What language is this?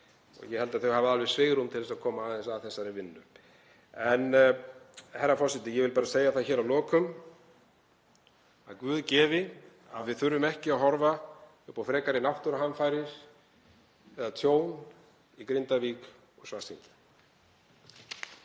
Icelandic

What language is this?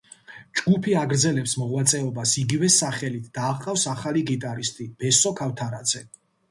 Georgian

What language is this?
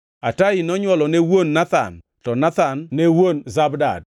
Luo (Kenya and Tanzania)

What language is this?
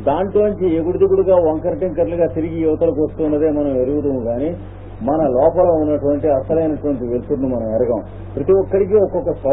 Hindi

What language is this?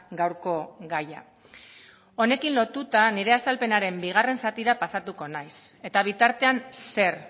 Basque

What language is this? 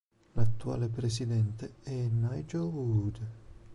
Italian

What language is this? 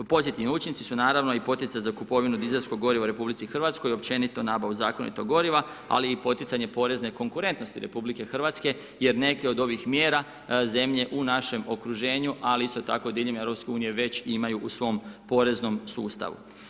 Croatian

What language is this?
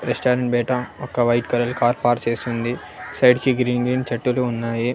Telugu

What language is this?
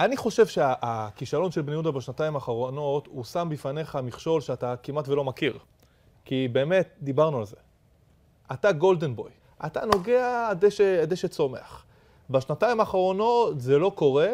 Hebrew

